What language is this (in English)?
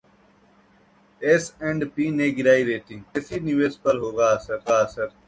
Hindi